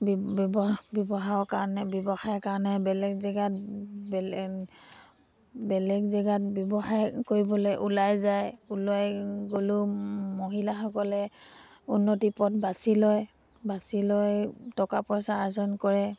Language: Assamese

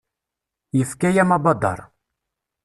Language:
Kabyle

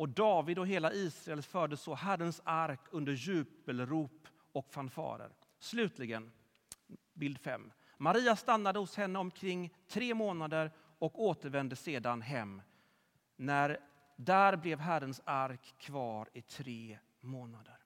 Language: Swedish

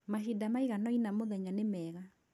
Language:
Kikuyu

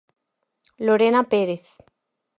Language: Galician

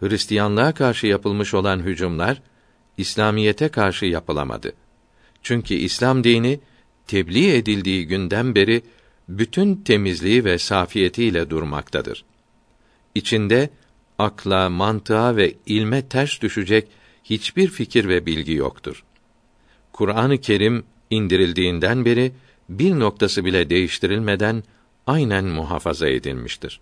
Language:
Turkish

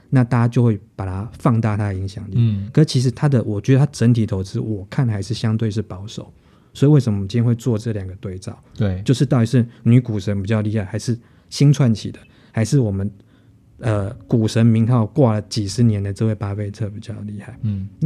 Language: Chinese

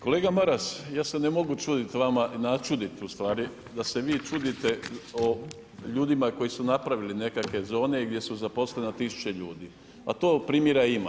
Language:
Croatian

